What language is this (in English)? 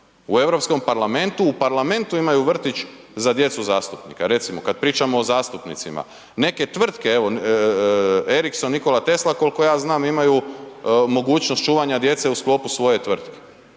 Croatian